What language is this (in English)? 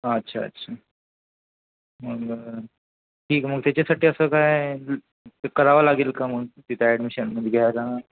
Marathi